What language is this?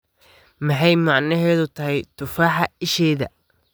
Somali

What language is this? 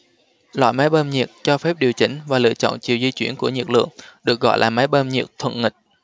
Vietnamese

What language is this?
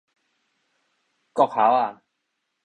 Min Nan Chinese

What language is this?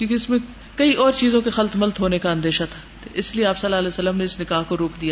Urdu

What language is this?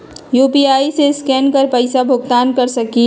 Magahi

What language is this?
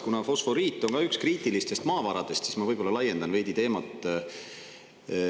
Estonian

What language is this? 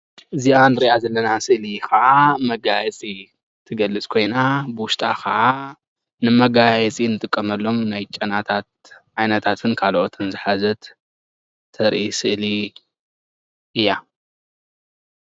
Tigrinya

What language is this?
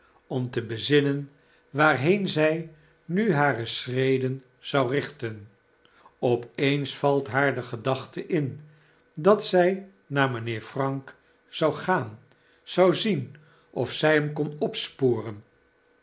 Dutch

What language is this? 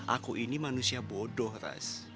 Indonesian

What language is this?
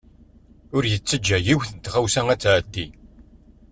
Kabyle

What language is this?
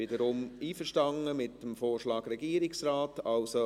Swiss German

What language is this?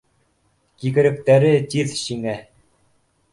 Bashkir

